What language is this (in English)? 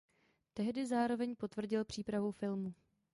Czech